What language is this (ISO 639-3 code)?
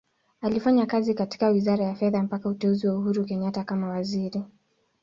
swa